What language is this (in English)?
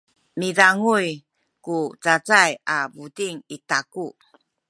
Sakizaya